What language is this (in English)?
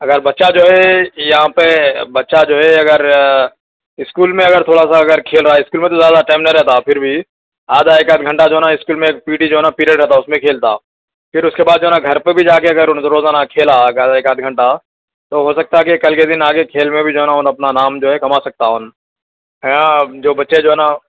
Urdu